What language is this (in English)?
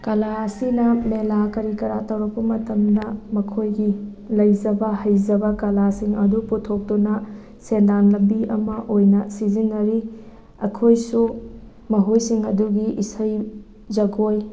Manipuri